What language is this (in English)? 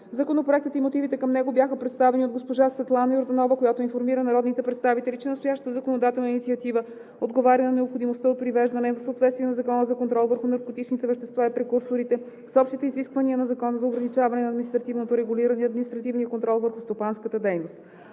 Bulgarian